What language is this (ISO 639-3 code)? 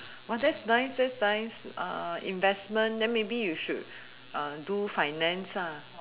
eng